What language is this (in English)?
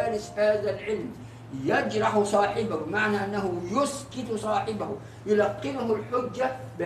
Arabic